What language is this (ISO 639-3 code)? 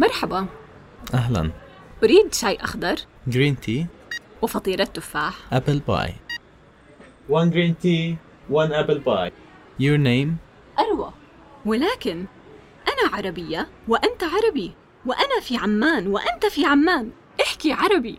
ara